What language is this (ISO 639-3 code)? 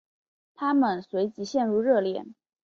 zho